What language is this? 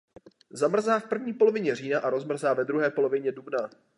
Czech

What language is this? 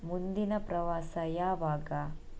Kannada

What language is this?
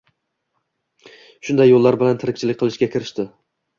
Uzbek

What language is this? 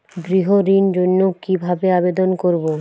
Bangla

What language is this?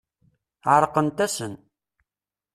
Kabyle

